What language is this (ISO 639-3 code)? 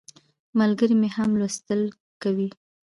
pus